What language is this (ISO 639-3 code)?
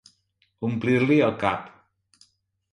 cat